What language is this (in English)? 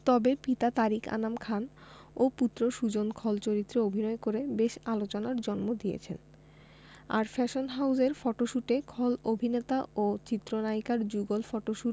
Bangla